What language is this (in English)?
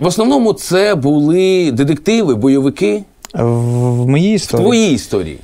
Ukrainian